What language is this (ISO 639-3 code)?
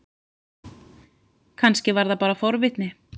isl